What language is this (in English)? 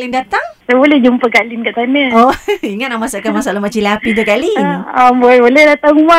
Malay